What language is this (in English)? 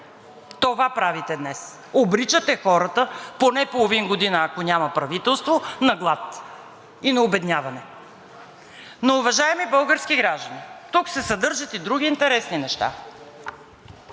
Bulgarian